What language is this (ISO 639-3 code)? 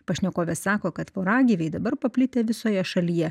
lit